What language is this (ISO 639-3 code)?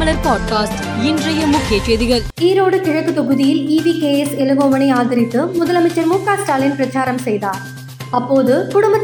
tam